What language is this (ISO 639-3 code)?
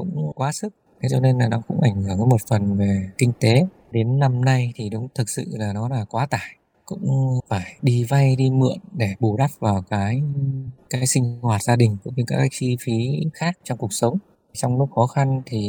vie